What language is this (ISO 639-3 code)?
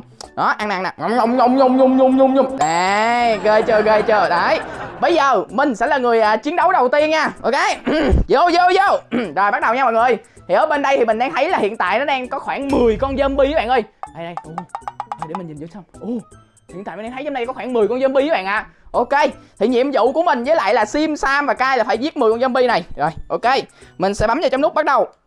vie